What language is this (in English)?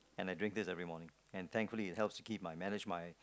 English